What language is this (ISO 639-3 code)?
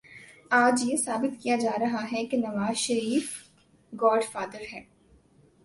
urd